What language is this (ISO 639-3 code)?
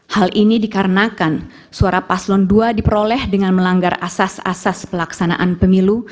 ind